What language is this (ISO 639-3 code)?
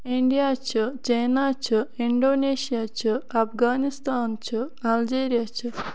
kas